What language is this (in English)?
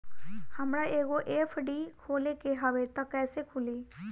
Bhojpuri